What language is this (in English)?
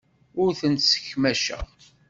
Kabyle